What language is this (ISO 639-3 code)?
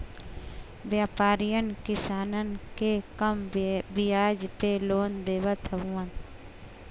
bho